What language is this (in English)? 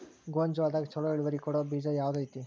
Kannada